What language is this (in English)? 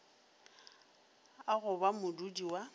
Northern Sotho